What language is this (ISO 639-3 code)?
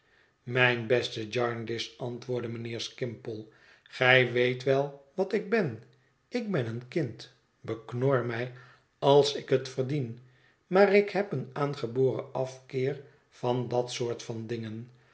nld